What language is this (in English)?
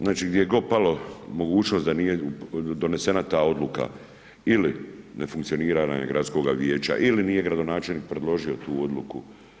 Croatian